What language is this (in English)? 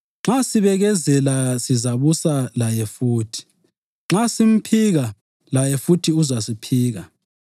North Ndebele